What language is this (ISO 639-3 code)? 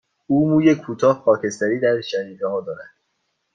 fas